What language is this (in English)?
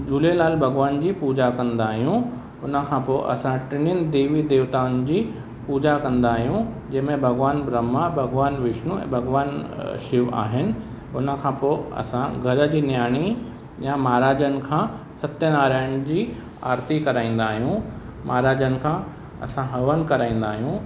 Sindhi